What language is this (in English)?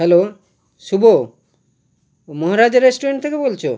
Bangla